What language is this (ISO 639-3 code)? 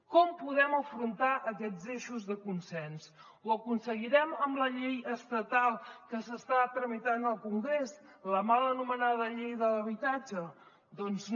cat